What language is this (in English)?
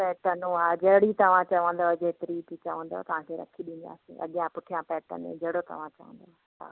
Sindhi